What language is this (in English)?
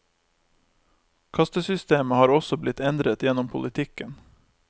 Norwegian